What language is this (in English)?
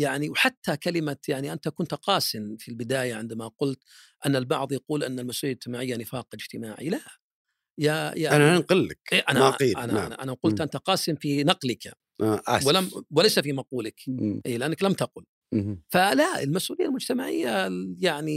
Arabic